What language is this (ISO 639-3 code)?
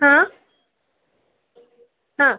mar